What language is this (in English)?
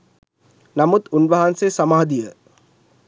Sinhala